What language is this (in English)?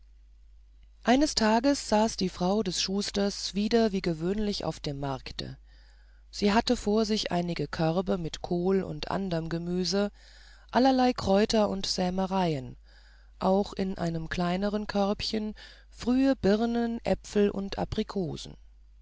German